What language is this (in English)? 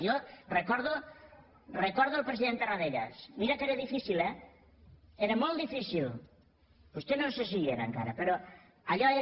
Catalan